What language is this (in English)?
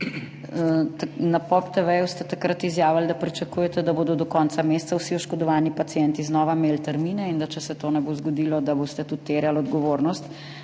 Slovenian